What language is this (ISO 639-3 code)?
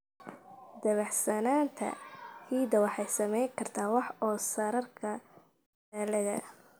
som